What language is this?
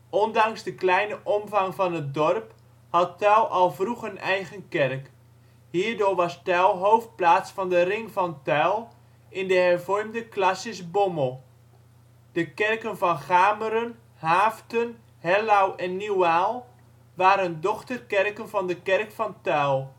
Dutch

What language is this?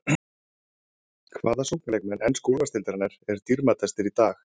Icelandic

